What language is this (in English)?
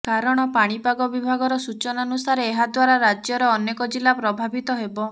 Odia